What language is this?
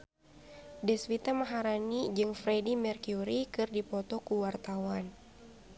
Sundanese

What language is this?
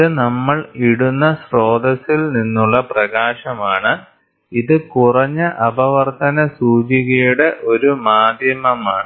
Malayalam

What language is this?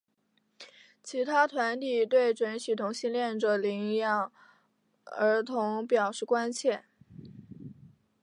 Chinese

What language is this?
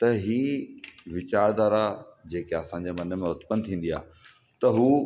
Sindhi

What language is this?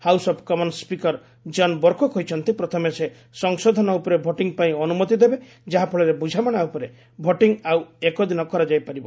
Odia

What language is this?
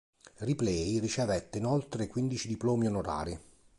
Italian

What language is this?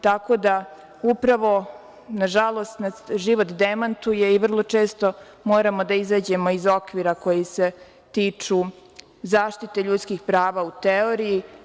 Serbian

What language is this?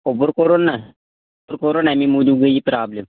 Kashmiri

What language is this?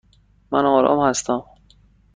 Persian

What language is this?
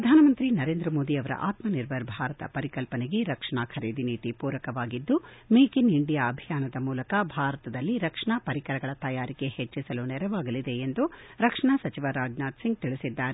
Kannada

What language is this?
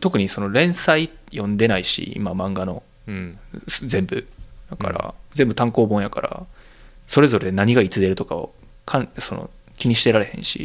Japanese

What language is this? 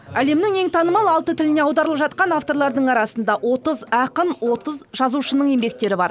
Kazakh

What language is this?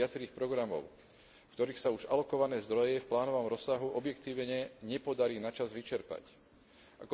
Slovak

